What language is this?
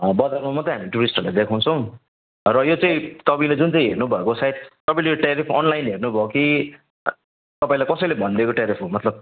Nepali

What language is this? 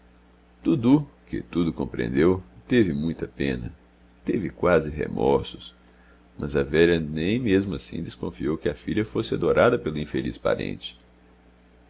Portuguese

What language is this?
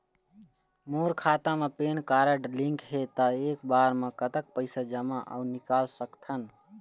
Chhattisgarhi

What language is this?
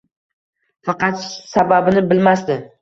Uzbek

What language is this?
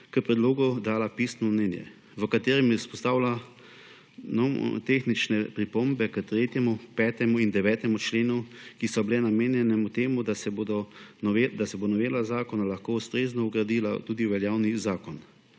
Slovenian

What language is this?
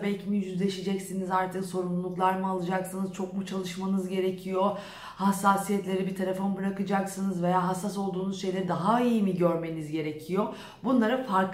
Turkish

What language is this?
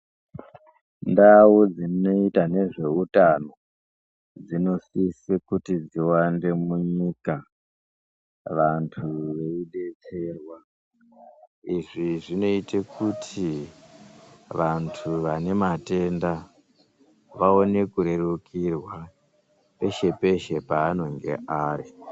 Ndau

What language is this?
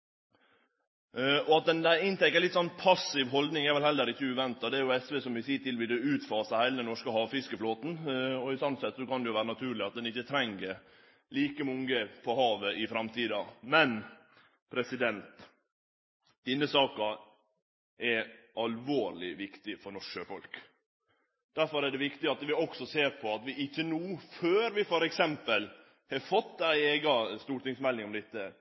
Norwegian Nynorsk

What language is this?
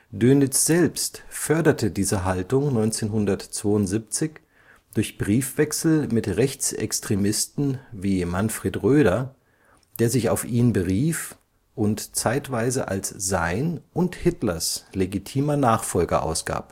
German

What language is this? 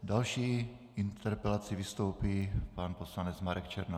Czech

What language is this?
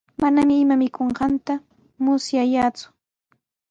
Sihuas Ancash Quechua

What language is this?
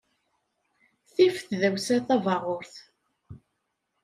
Kabyle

